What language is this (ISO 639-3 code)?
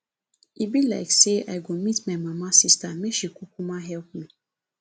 pcm